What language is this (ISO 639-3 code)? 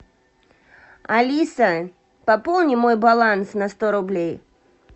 rus